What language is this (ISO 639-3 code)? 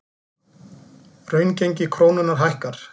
isl